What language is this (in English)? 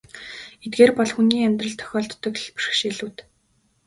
Mongolian